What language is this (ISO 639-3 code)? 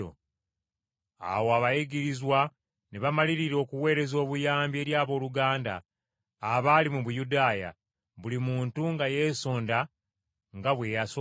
lug